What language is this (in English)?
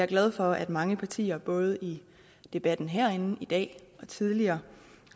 Danish